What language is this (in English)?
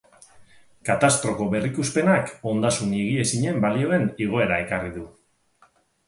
Basque